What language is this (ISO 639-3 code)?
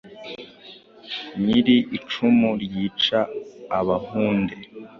kin